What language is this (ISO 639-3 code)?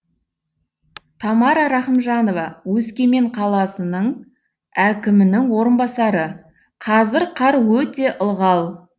kaz